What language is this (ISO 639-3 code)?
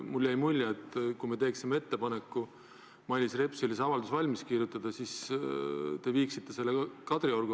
est